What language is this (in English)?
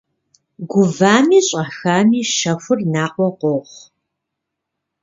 Kabardian